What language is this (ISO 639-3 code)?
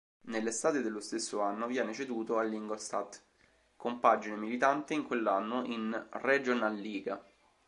ita